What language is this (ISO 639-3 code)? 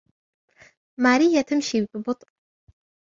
ara